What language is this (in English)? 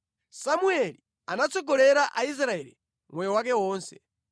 Nyanja